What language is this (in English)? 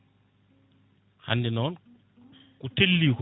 Fula